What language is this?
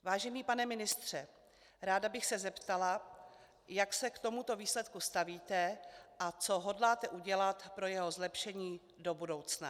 Czech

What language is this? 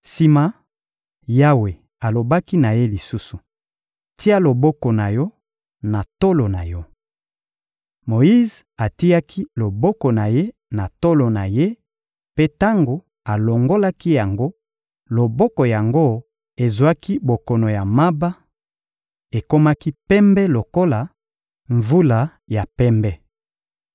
Lingala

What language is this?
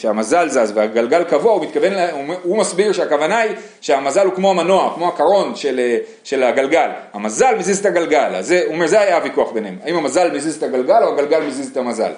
Hebrew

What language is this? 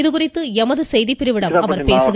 Tamil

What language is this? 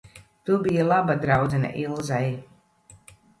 Latvian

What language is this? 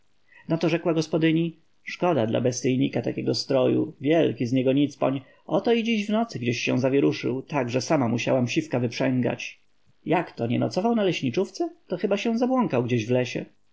Polish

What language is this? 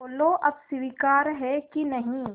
Hindi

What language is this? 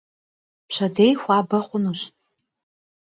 Kabardian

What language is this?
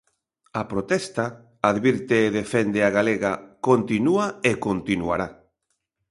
Galician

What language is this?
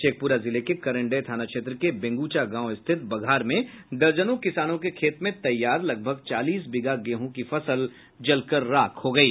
Hindi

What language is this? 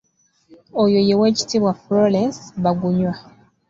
Ganda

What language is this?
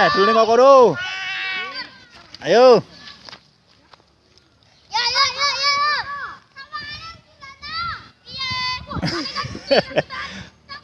Indonesian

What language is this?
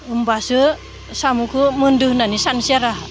Bodo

